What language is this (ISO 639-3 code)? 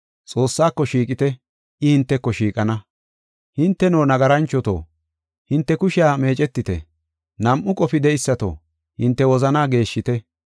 gof